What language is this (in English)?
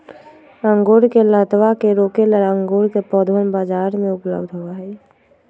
Magahi